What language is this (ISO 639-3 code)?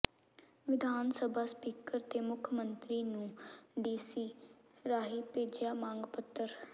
pan